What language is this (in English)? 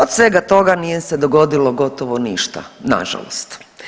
Croatian